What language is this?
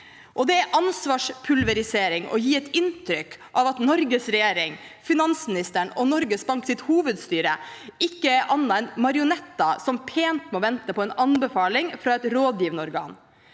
Norwegian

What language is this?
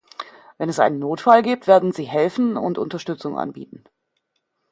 German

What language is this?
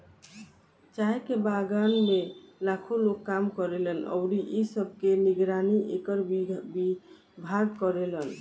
Bhojpuri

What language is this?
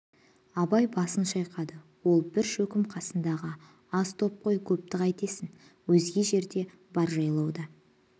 Kazakh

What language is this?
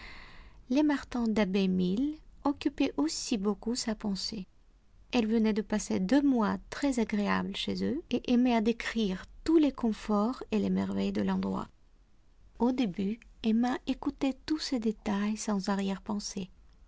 French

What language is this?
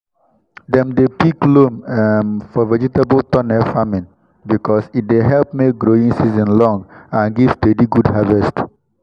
Nigerian Pidgin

